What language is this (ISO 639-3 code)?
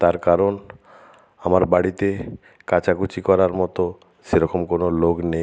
ben